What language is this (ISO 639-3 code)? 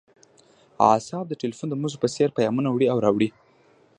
pus